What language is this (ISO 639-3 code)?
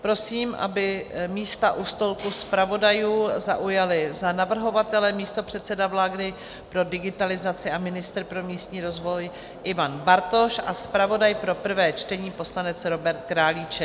ces